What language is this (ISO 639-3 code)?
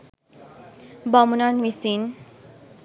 sin